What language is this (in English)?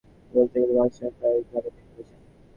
Bangla